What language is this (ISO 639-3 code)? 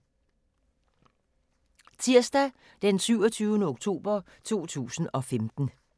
dan